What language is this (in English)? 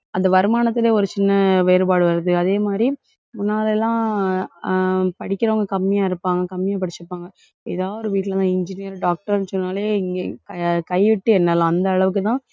Tamil